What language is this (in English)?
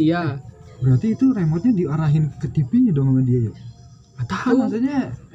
Indonesian